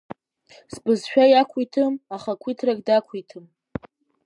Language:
Abkhazian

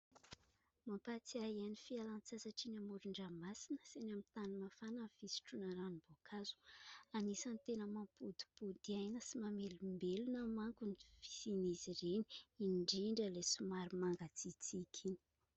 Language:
Malagasy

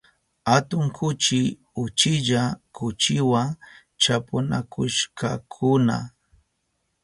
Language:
Southern Pastaza Quechua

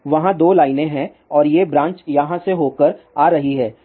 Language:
Hindi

